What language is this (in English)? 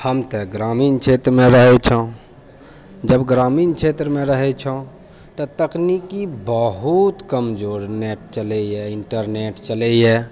Maithili